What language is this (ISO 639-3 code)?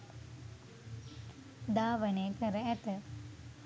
sin